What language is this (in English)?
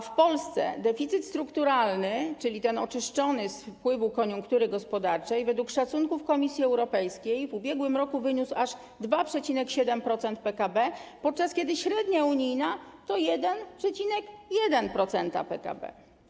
Polish